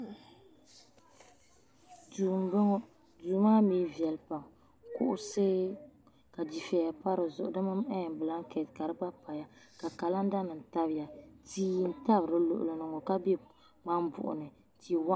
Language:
Dagbani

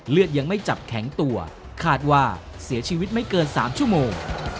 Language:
Thai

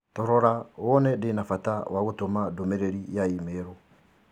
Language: Kikuyu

